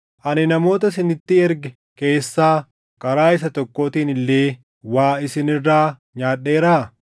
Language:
Oromo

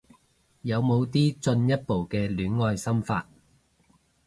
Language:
Cantonese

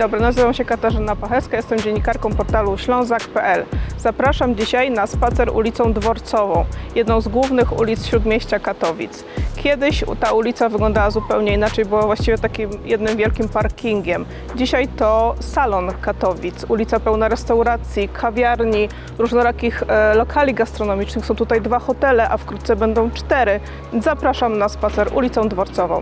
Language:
Polish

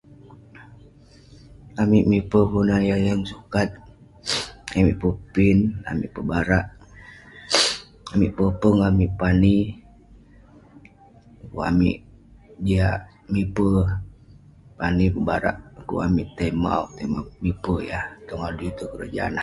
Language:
Western Penan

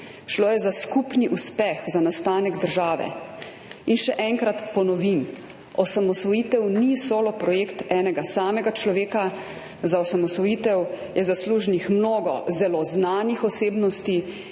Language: Slovenian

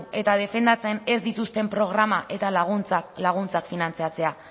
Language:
Basque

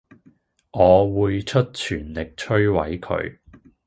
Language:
Cantonese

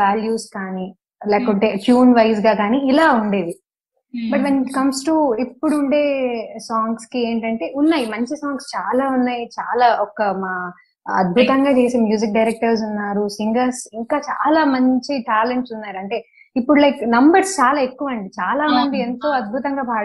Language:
Telugu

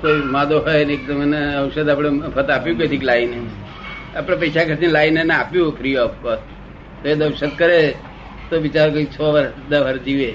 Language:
Gujarati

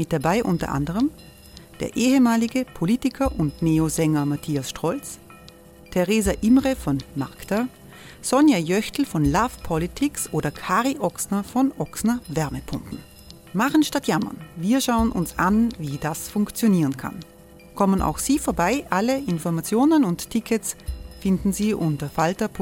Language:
German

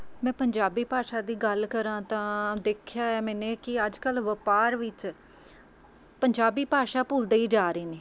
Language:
Punjabi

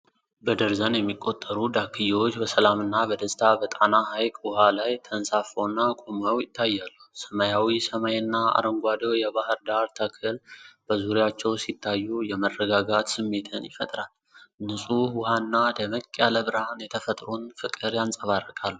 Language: Amharic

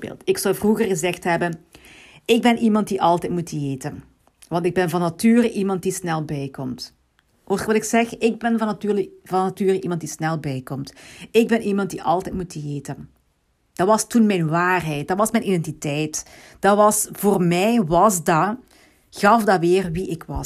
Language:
Dutch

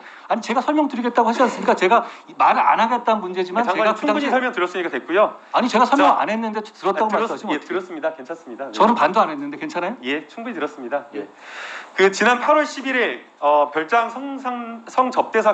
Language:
Korean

